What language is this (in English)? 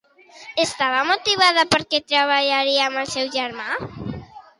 Catalan